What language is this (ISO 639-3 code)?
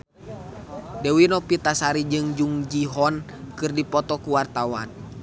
sun